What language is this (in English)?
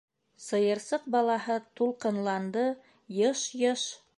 Bashkir